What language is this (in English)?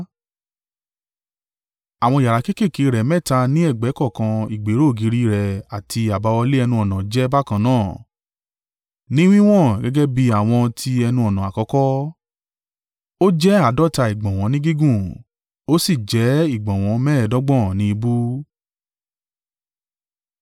Yoruba